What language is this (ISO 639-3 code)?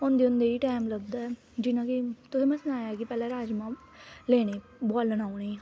doi